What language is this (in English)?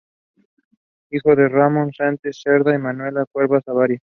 Spanish